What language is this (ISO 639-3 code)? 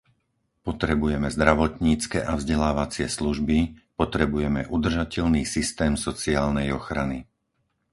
slk